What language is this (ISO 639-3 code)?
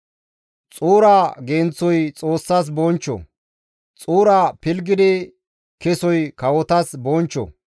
gmv